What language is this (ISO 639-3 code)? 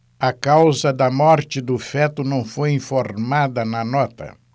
por